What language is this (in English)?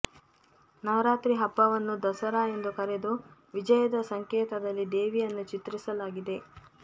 Kannada